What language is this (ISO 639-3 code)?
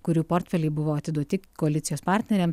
lit